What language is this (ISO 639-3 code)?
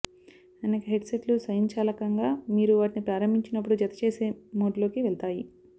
tel